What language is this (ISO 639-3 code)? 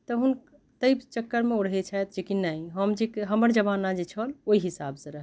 mai